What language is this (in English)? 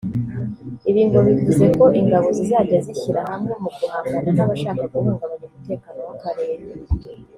Kinyarwanda